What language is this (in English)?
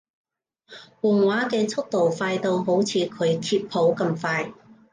Cantonese